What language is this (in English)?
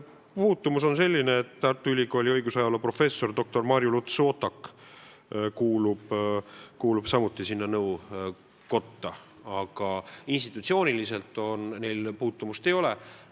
Estonian